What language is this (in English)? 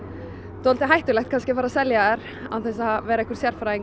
Icelandic